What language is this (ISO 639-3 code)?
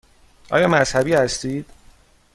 fas